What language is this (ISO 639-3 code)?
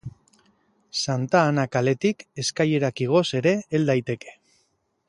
eus